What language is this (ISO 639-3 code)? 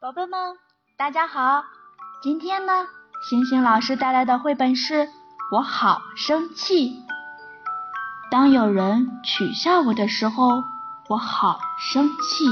zho